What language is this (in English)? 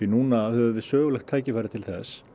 Icelandic